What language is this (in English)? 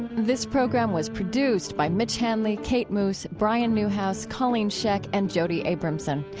English